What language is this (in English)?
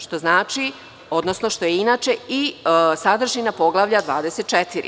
Serbian